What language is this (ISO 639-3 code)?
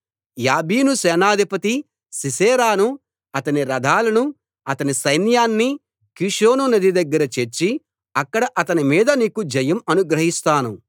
tel